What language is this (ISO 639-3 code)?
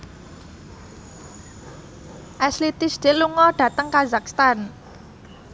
jav